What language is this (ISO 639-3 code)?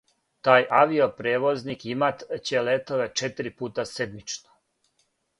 srp